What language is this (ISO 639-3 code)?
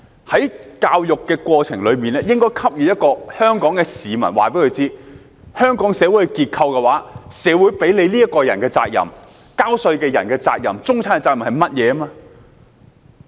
yue